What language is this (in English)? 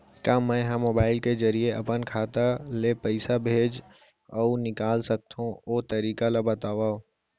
Chhattisgarhi